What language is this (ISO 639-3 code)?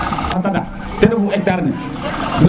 srr